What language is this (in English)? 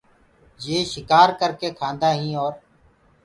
Gurgula